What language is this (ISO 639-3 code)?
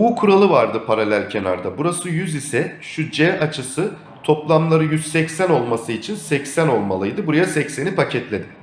tur